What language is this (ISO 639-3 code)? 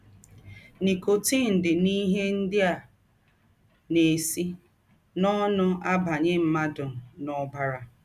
ibo